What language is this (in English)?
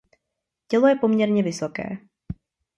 Czech